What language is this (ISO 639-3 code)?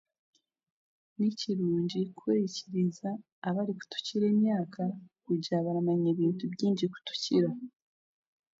cgg